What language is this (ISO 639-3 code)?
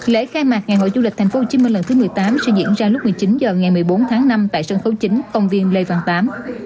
vie